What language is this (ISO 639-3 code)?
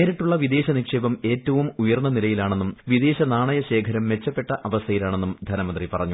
mal